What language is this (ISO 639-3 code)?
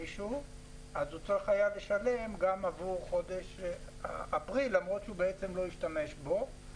heb